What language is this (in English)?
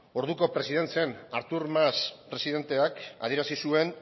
Basque